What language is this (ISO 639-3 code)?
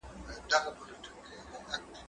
pus